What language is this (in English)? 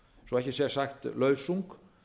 Icelandic